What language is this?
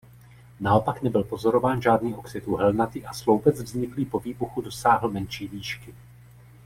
Czech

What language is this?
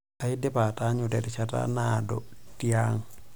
Masai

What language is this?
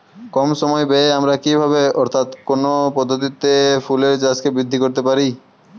Bangla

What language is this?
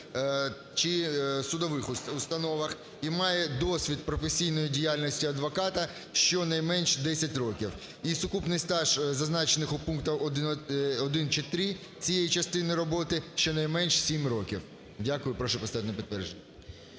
Ukrainian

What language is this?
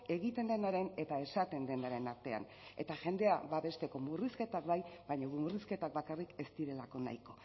Basque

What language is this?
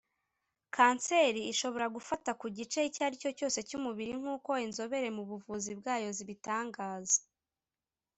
Kinyarwanda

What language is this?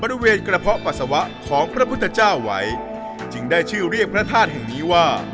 Thai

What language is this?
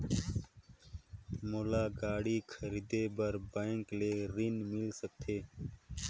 Chhattisgarhi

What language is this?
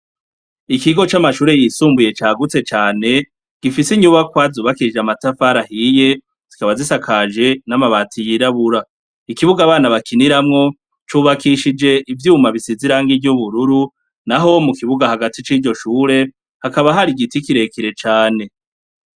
Rundi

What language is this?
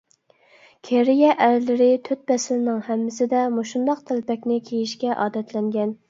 Uyghur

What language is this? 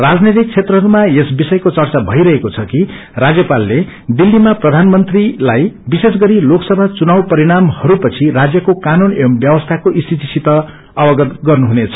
Nepali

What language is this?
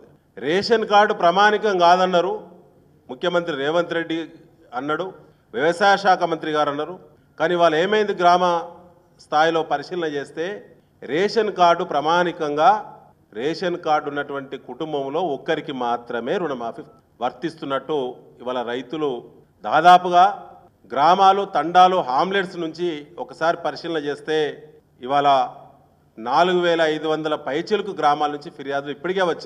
Telugu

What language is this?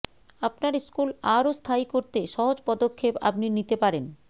Bangla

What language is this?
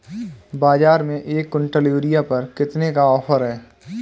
Hindi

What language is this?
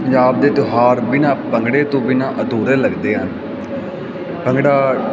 Punjabi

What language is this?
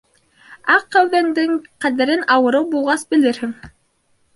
Bashkir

